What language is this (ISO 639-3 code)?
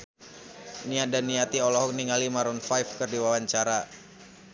sun